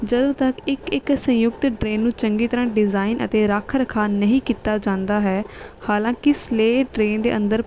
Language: Punjabi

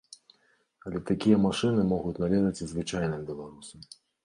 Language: Belarusian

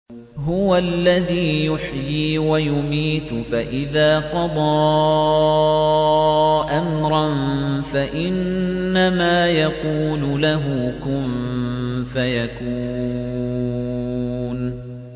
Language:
Arabic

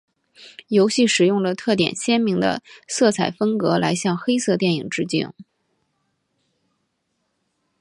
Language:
Chinese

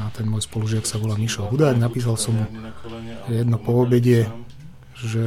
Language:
Slovak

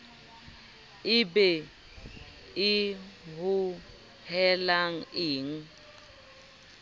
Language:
Southern Sotho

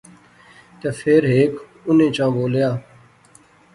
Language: Pahari-Potwari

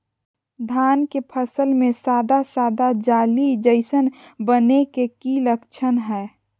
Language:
Magahi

